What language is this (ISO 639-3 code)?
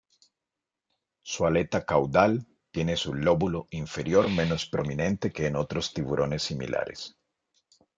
spa